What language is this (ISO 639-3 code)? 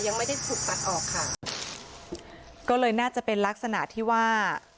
tha